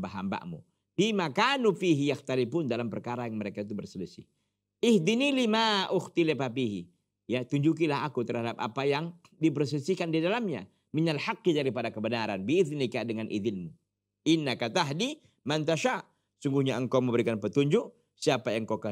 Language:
Indonesian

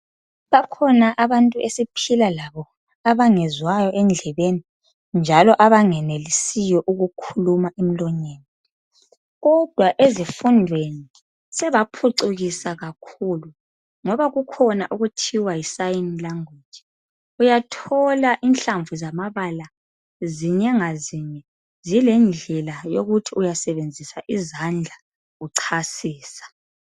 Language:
North Ndebele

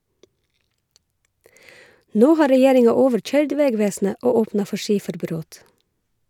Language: Norwegian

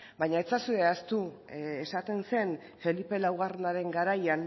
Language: Basque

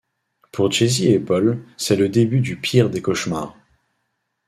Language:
French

